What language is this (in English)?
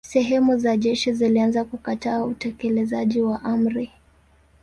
Swahili